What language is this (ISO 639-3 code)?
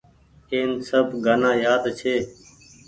gig